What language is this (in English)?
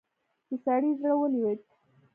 Pashto